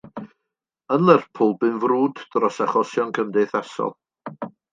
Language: Welsh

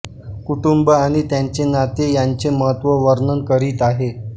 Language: Marathi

